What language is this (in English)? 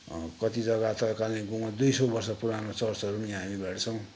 Nepali